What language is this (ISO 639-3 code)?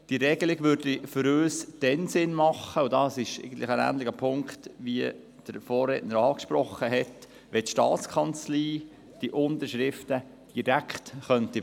gsw